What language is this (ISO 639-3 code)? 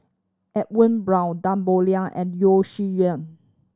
eng